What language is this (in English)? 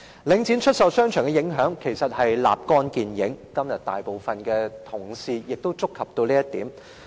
Cantonese